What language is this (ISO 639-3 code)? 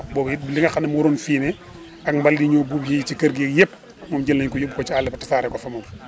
wol